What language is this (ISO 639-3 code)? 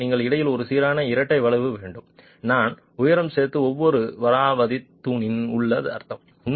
tam